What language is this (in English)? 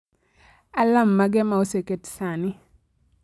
Luo (Kenya and Tanzania)